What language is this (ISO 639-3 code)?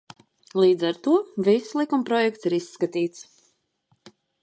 lav